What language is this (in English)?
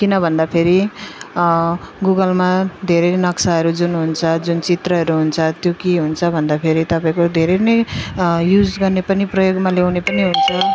Nepali